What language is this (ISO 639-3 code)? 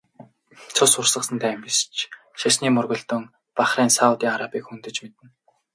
mon